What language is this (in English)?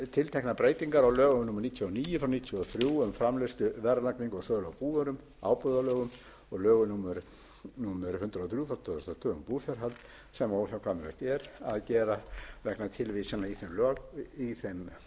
Icelandic